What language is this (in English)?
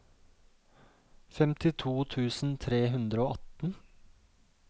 Norwegian